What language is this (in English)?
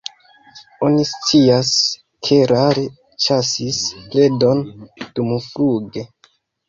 Esperanto